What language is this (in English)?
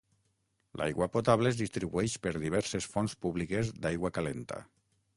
Catalan